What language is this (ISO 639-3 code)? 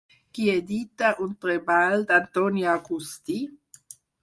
cat